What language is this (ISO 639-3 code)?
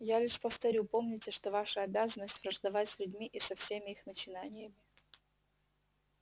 rus